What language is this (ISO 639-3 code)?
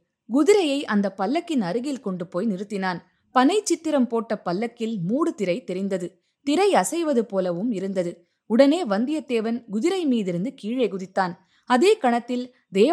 tam